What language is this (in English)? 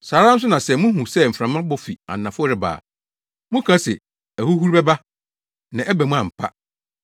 Akan